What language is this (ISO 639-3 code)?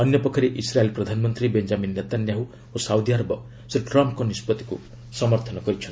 ori